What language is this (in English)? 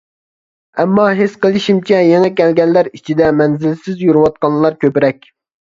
Uyghur